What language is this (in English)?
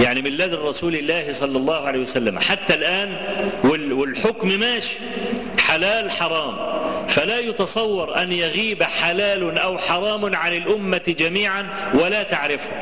Arabic